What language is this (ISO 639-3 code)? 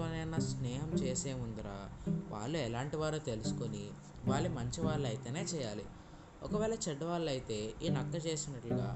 tel